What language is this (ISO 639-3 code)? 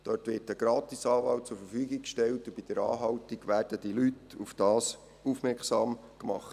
gsw